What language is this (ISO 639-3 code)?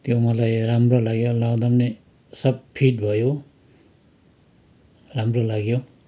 nep